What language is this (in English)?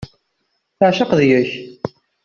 Kabyle